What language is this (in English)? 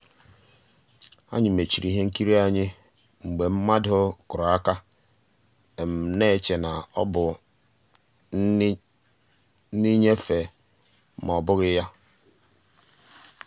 Igbo